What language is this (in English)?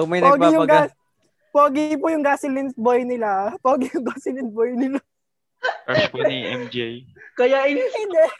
Filipino